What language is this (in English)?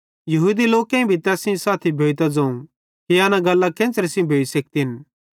Bhadrawahi